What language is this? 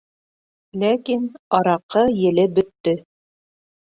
Bashkir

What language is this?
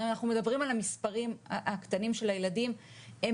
Hebrew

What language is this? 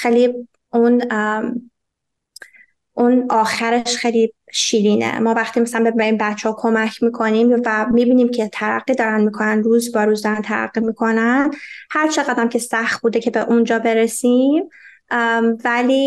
Persian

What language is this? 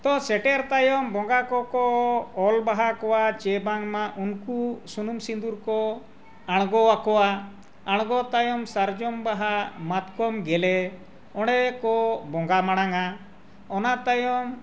Santali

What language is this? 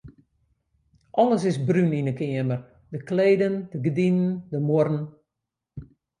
Western Frisian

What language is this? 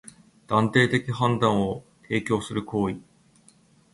Japanese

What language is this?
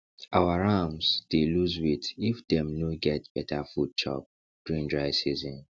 Nigerian Pidgin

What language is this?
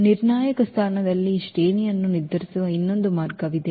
Kannada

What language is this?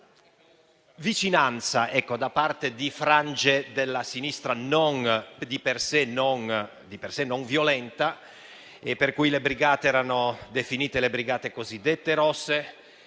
Italian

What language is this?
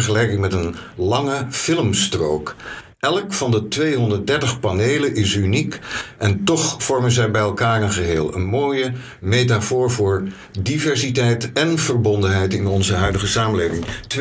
Dutch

